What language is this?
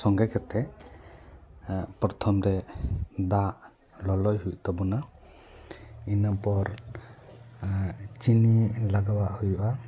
Santali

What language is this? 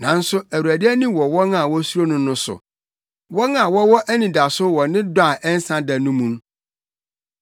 Akan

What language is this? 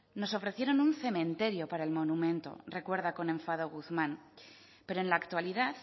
Spanish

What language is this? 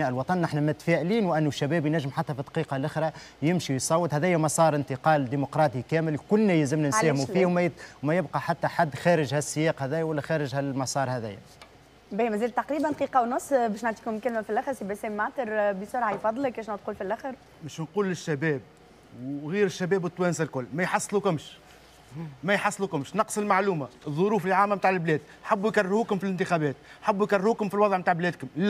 Arabic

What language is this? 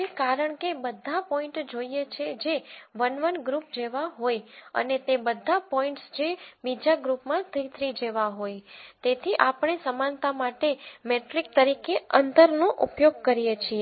Gujarati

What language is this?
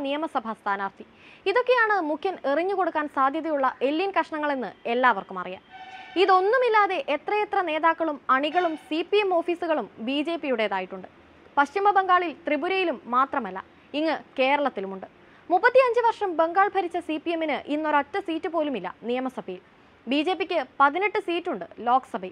Malayalam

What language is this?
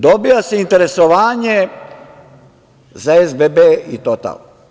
Serbian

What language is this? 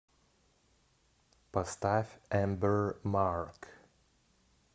Russian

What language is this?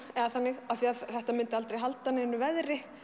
Icelandic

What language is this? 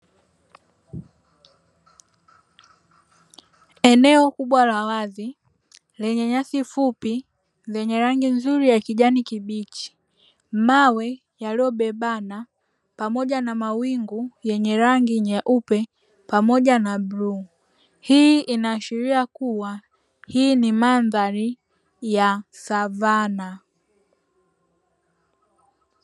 Swahili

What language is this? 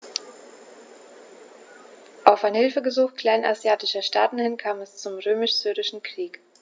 German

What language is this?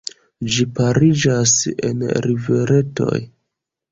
Esperanto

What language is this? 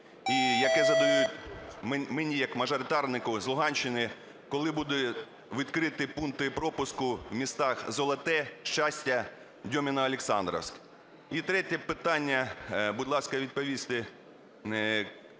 Ukrainian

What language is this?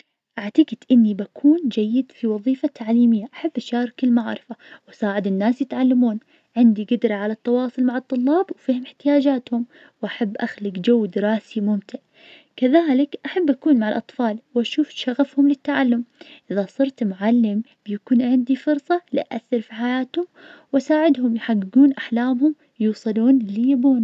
Najdi Arabic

